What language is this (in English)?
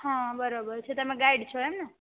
Gujarati